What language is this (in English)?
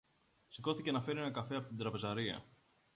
Greek